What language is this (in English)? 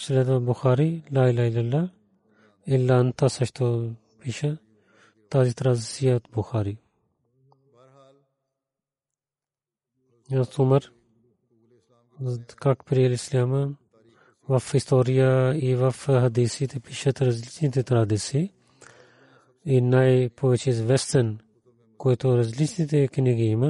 Bulgarian